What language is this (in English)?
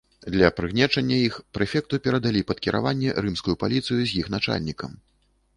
Belarusian